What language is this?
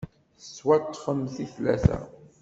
Kabyle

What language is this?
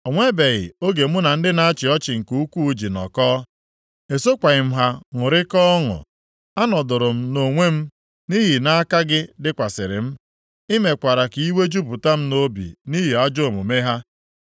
Igbo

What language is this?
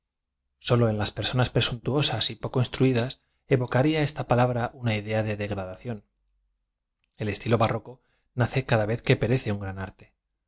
Spanish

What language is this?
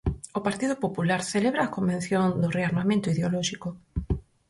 Galician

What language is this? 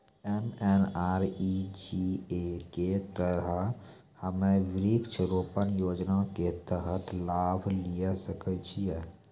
Maithili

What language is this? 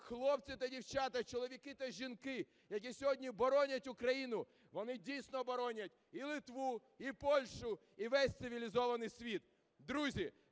Ukrainian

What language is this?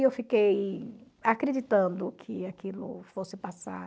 Portuguese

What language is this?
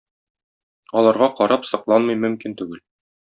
Tatar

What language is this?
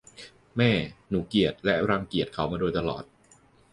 Thai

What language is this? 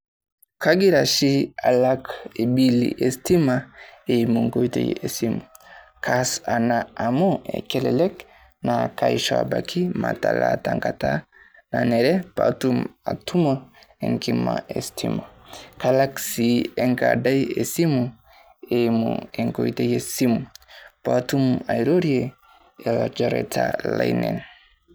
Masai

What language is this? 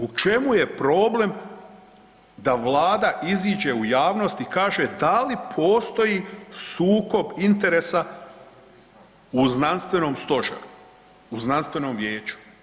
Croatian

